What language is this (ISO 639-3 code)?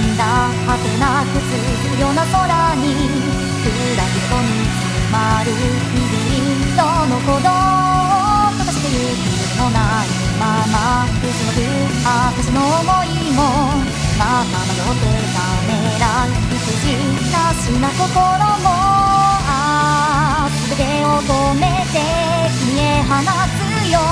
jpn